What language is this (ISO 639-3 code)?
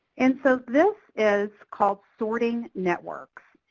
eng